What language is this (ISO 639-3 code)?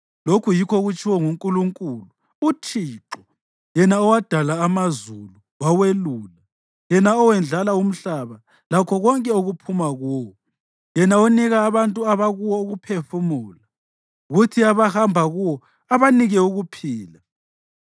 nde